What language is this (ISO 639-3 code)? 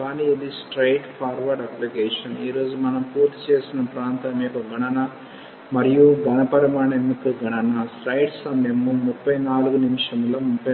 tel